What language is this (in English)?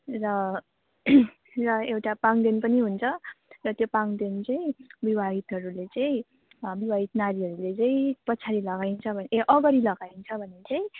Nepali